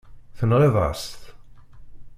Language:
Kabyle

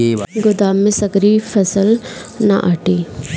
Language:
Bhojpuri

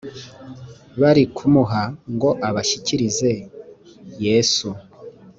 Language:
Kinyarwanda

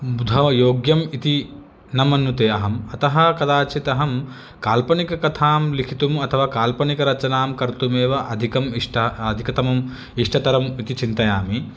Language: Sanskrit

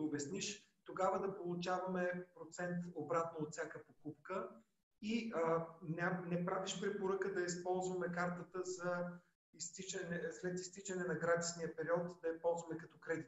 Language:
Bulgarian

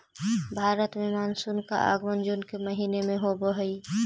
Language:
Magahi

